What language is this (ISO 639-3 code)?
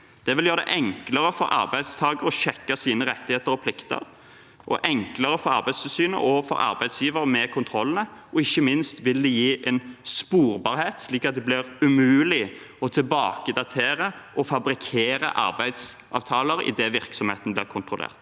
nor